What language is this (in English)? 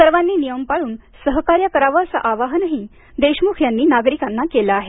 Marathi